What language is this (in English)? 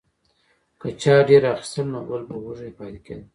Pashto